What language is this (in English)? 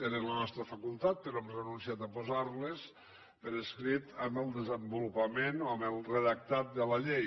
Catalan